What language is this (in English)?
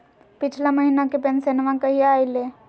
Magahi